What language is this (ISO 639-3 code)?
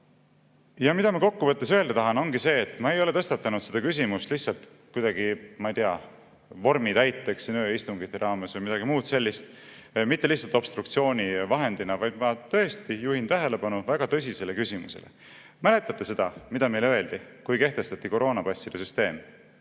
est